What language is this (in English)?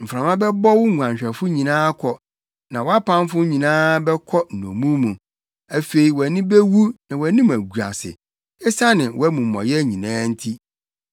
Akan